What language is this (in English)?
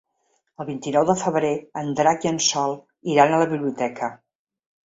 Catalan